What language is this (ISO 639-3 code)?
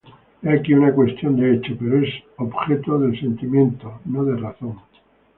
spa